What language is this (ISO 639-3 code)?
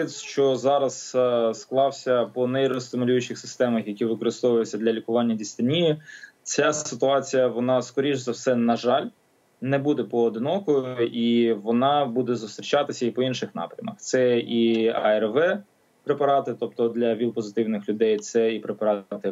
ukr